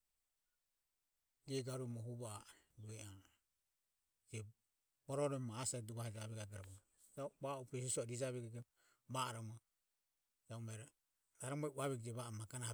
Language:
Ömie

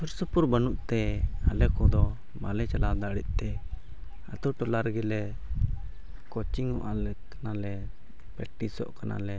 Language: Santali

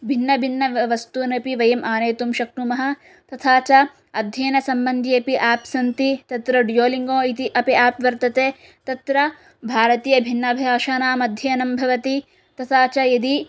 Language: Sanskrit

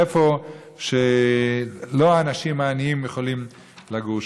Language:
Hebrew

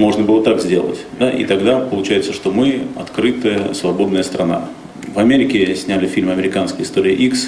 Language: Russian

